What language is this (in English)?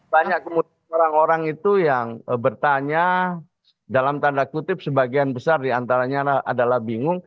Indonesian